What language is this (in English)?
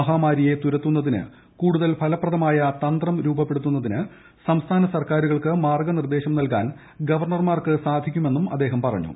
Malayalam